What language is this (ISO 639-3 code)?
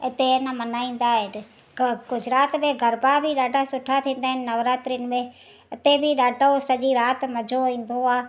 snd